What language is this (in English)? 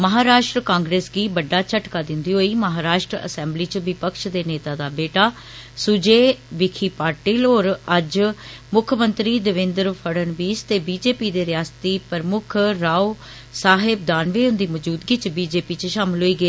Dogri